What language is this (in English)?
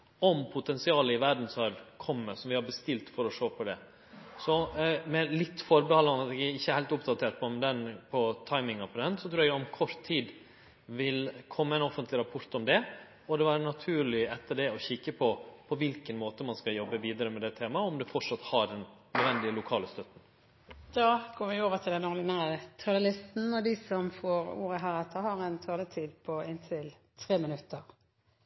Norwegian